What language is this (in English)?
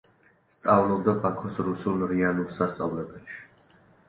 Georgian